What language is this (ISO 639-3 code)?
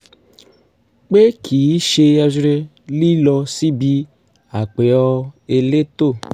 yor